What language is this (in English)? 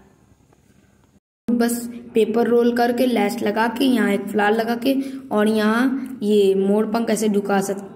Hindi